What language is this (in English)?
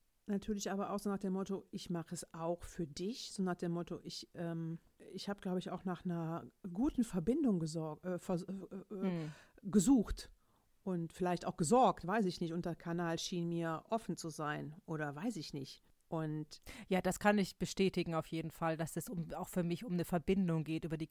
German